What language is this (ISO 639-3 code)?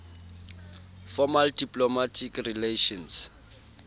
sot